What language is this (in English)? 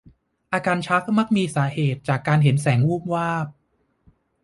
Thai